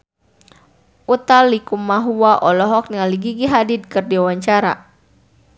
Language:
Sundanese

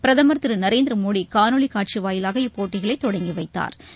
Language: Tamil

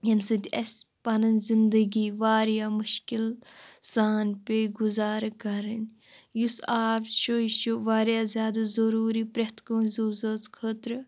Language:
Kashmiri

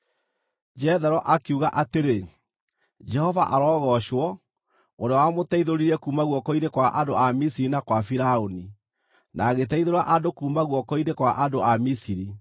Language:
Kikuyu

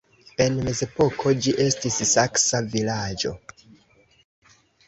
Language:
Esperanto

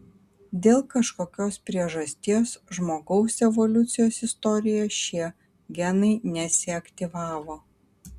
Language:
Lithuanian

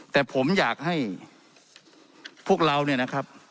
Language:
Thai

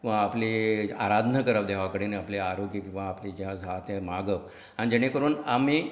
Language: Konkani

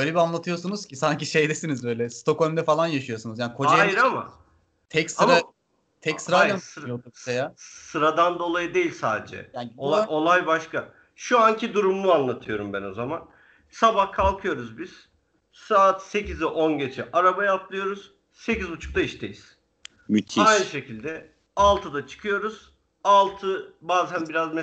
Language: Turkish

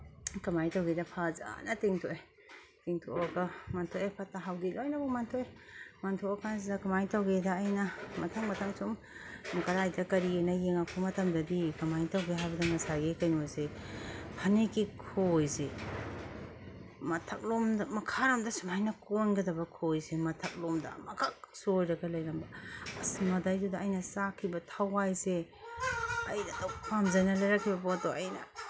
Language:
Manipuri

